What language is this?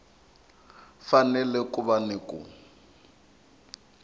Tsonga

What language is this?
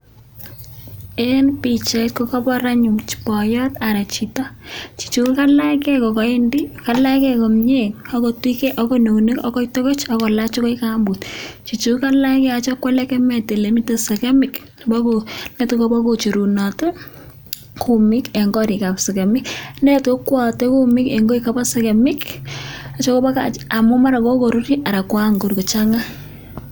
Kalenjin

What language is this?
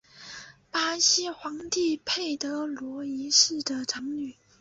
Chinese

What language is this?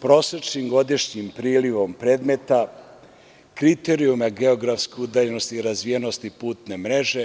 Serbian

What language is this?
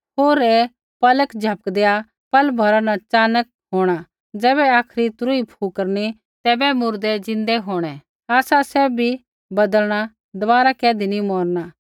Kullu Pahari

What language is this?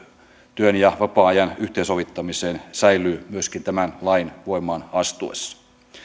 Finnish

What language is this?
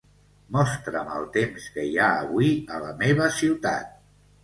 Catalan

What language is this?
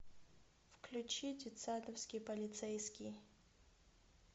Russian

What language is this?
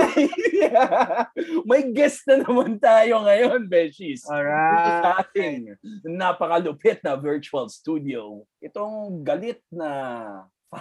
Filipino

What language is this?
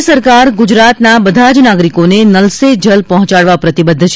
Gujarati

